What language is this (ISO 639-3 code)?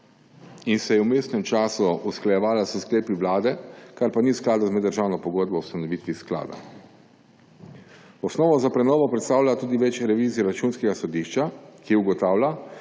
slv